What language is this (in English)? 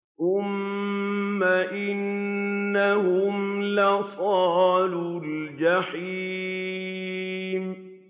Arabic